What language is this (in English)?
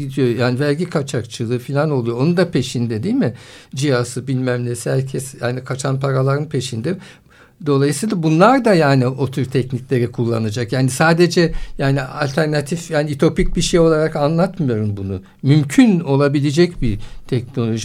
Turkish